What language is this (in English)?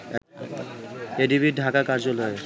Bangla